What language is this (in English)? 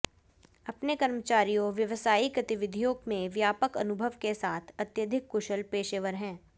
Hindi